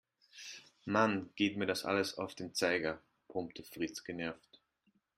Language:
German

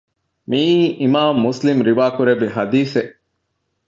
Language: Divehi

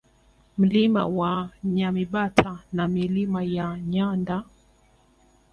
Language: Swahili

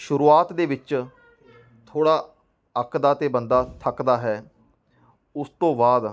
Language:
Punjabi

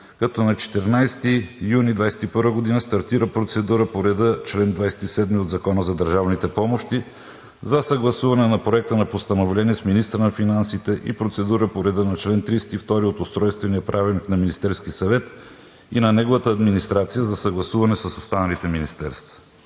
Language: Bulgarian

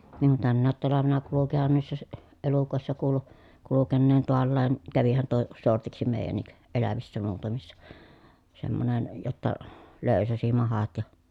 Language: Finnish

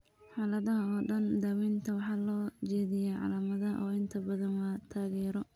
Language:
Somali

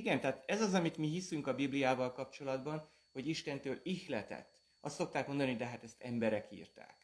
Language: Hungarian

